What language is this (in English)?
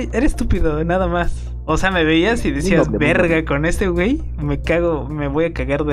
Spanish